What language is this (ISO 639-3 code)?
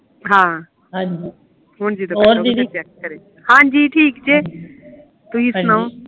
pan